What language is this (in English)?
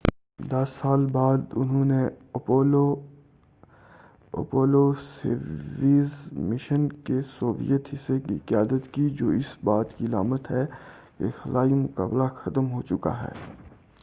Urdu